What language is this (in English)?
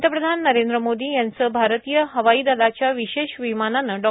Marathi